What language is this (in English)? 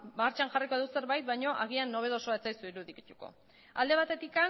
Basque